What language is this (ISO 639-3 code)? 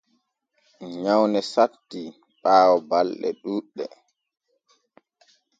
fue